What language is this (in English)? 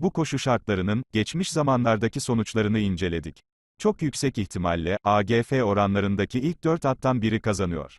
Turkish